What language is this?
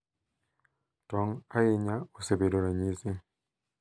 Luo (Kenya and Tanzania)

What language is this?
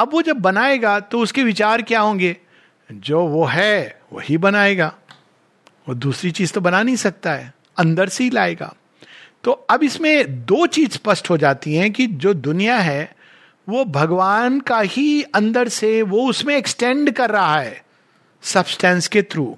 Hindi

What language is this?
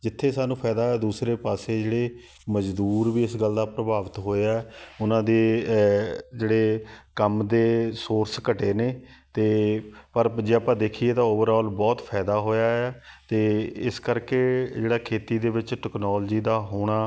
Punjabi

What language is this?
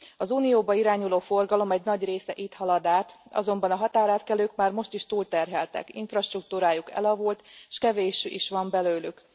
Hungarian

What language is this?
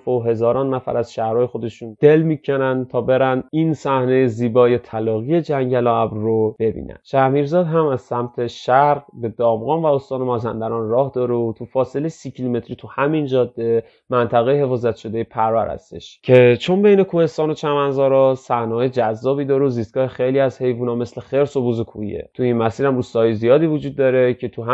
Persian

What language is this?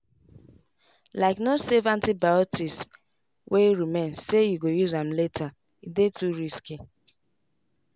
Nigerian Pidgin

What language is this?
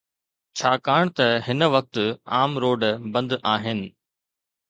Sindhi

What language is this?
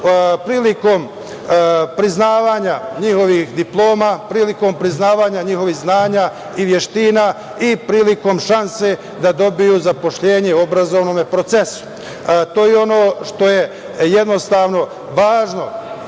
Serbian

